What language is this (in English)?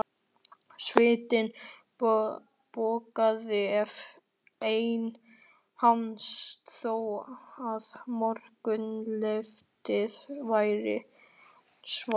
Icelandic